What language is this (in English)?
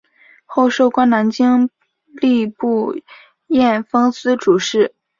Chinese